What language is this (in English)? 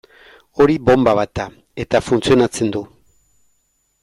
Basque